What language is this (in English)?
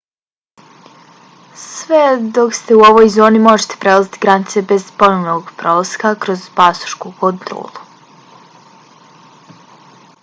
Bosnian